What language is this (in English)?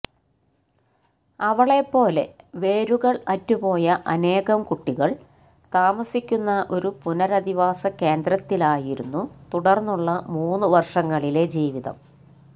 Malayalam